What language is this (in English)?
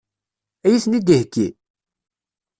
Kabyle